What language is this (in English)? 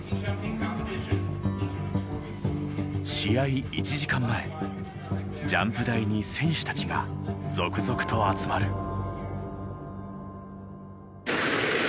Japanese